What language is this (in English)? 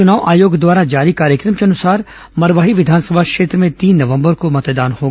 Hindi